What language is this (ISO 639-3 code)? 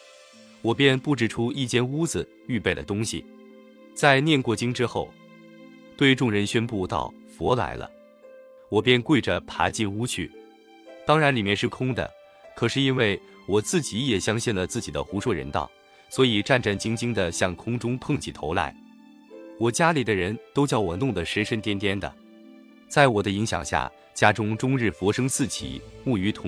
zho